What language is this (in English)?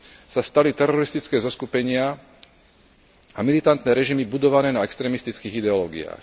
Slovak